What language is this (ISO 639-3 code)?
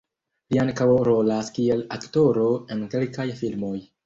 epo